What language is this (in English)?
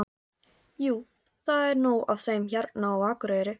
Icelandic